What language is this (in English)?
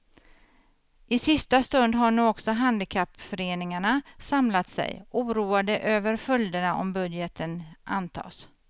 Swedish